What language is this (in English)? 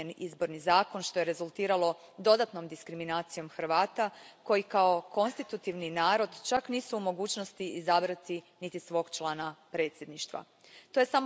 Croatian